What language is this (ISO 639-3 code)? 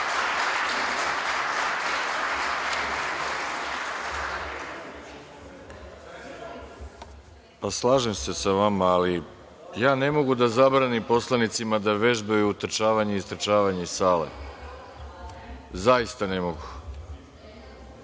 srp